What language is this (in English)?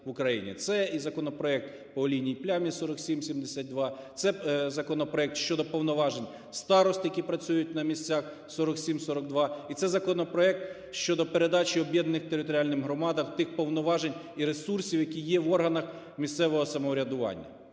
Ukrainian